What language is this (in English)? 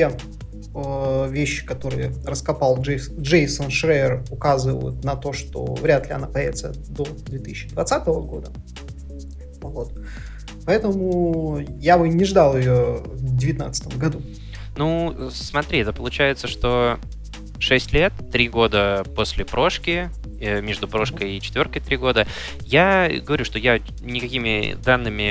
Russian